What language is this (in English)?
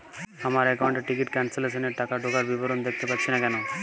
Bangla